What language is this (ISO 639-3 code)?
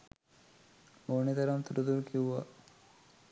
sin